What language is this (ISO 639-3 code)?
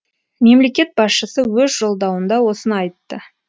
kaz